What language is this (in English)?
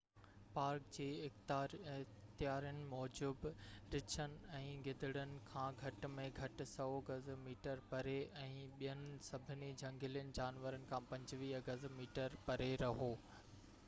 Sindhi